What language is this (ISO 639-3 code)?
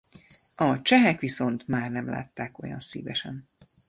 hun